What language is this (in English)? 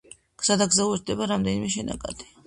Georgian